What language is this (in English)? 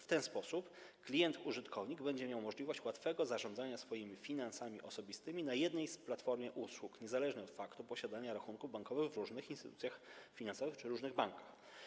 Polish